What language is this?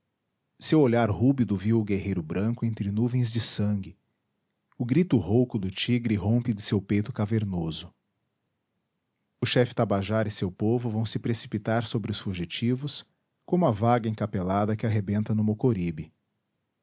Portuguese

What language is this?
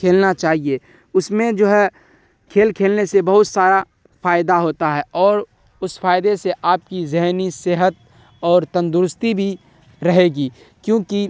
Urdu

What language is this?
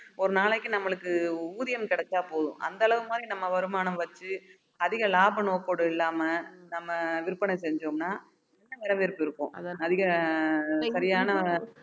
Tamil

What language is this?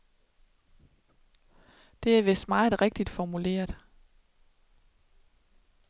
Danish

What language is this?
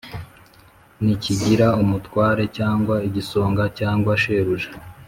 Kinyarwanda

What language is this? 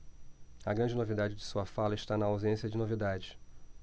Portuguese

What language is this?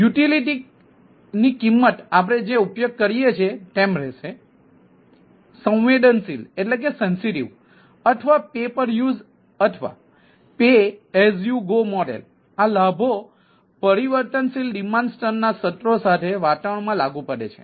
Gujarati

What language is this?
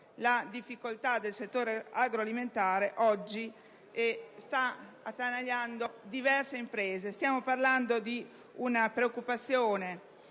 Italian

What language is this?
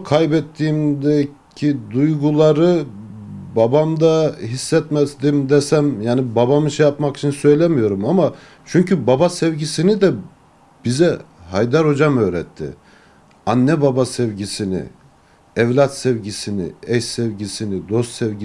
Turkish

